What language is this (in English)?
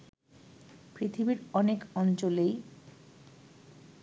Bangla